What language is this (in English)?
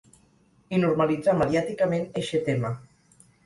Catalan